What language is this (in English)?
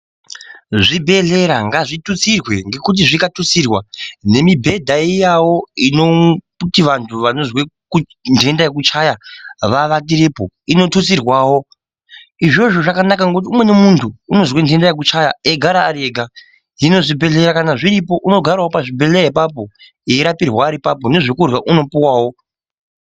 Ndau